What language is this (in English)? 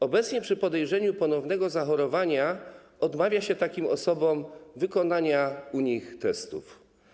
Polish